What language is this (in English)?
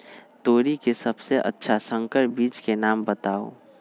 Magahi